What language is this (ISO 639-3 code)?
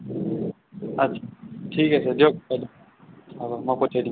asm